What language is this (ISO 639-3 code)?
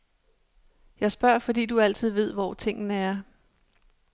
dan